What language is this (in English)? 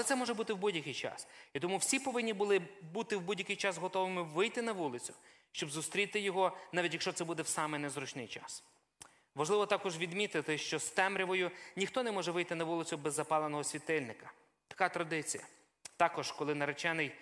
Ukrainian